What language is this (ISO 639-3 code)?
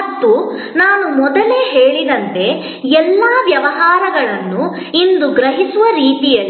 kan